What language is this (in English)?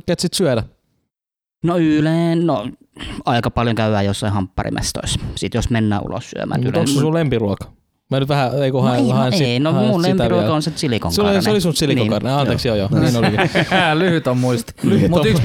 Finnish